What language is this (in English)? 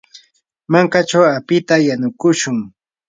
Yanahuanca Pasco Quechua